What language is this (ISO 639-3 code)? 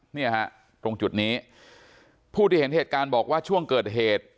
tha